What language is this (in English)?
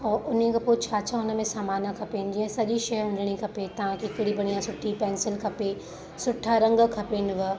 Sindhi